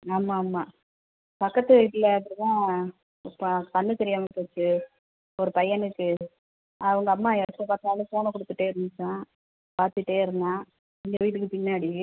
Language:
Tamil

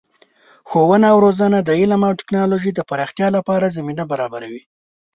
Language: Pashto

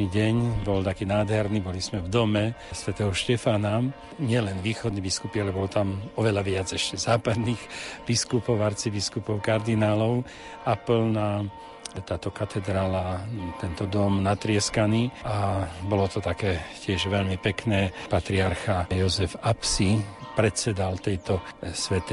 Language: Slovak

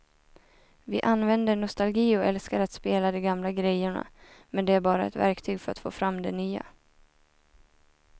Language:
Swedish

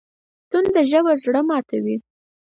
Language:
Pashto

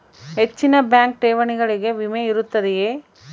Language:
Kannada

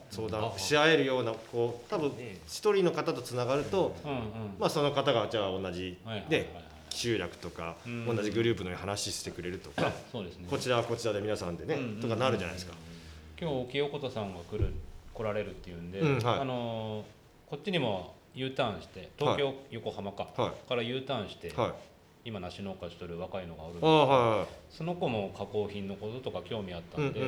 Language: Japanese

